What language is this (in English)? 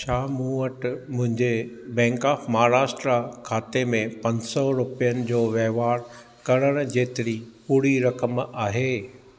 Sindhi